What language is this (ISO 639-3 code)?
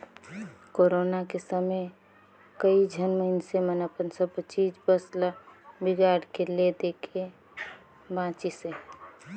hne